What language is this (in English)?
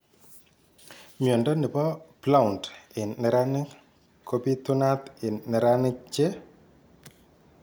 Kalenjin